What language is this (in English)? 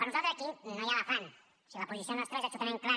Catalan